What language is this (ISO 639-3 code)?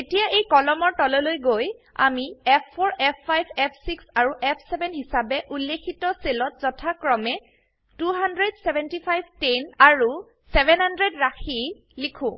asm